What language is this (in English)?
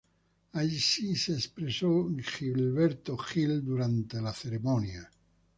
Spanish